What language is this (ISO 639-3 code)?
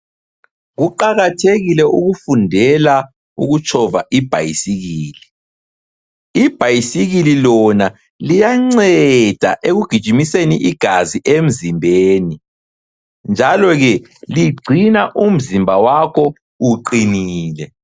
nde